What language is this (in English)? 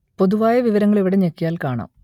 Malayalam